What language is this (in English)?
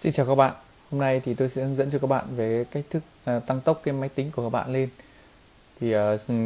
Vietnamese